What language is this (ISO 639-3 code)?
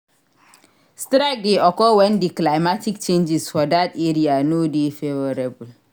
pcm